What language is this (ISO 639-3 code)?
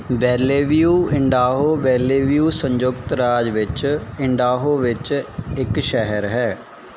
pan